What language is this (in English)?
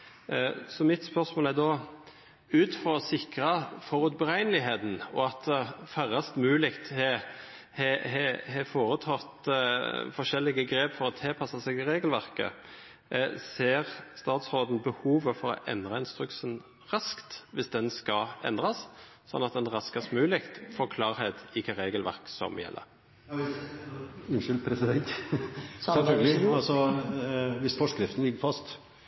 Norwegian Nynorsk